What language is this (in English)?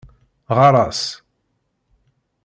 Kabyle